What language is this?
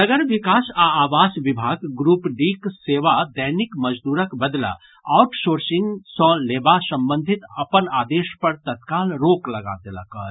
Maithili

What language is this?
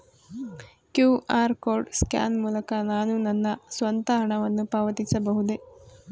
Kannada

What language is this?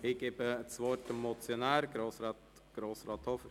Swiss German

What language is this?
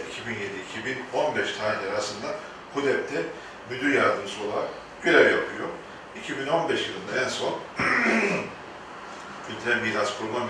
Turkish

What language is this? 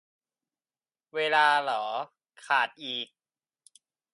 Thai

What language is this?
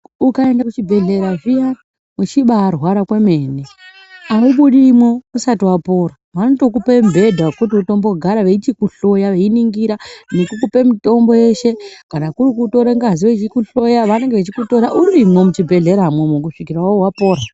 Ndau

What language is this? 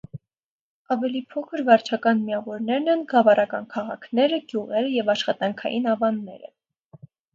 Armenian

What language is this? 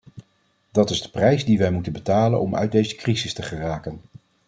Dutch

